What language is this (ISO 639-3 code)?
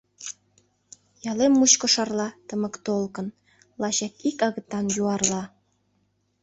chm